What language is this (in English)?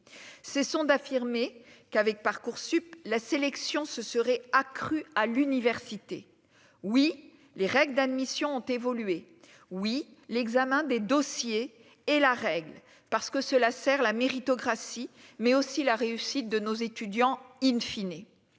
French